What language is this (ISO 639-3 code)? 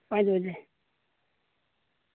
sat